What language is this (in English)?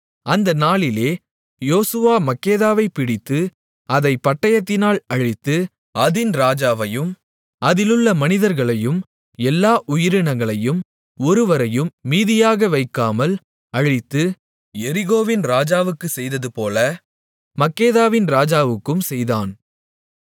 Tamil